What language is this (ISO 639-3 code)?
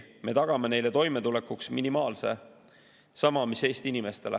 est